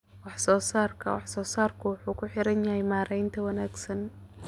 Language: Somali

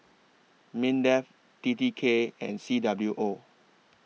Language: English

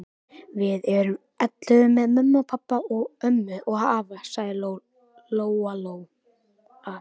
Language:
Icelandic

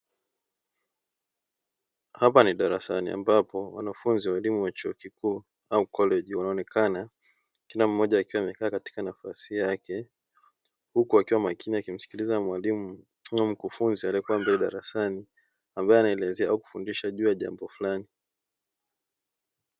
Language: Swahili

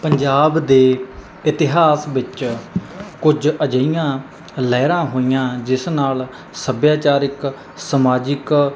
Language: Punjabi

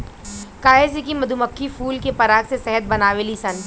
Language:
Bhojpuri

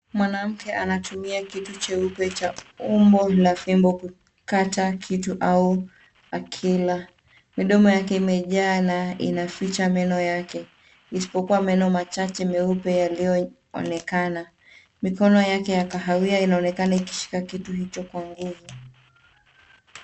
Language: Swahili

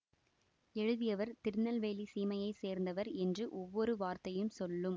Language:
Tamil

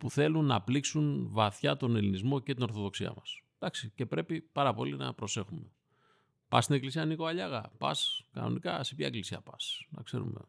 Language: Greek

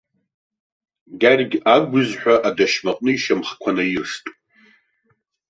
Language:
Abkhazian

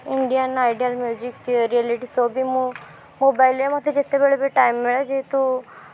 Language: Odia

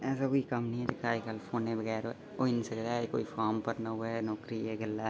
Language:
Dogri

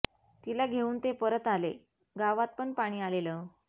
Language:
Marathi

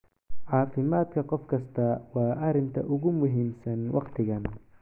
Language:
Somali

